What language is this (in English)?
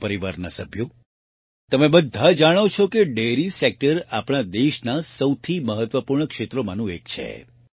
Gujarati